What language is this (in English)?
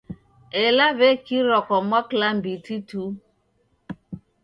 Taita